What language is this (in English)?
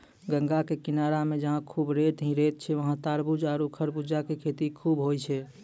Maithili